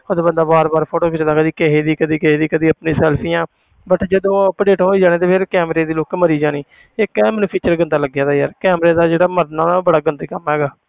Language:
Punjabi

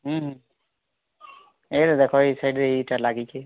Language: Odia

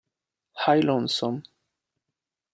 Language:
Italian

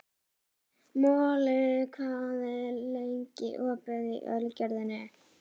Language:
Icelandic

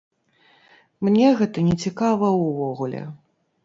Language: Belarusian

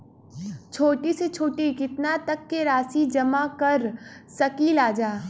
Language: Bhojpuri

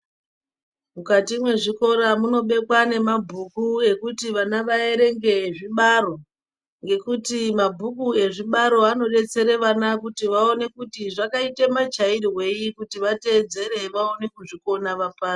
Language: Ndau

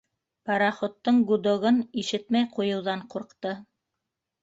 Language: Bashkir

